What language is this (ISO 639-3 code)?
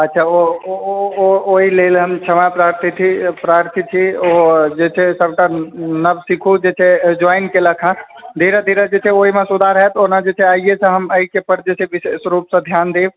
mai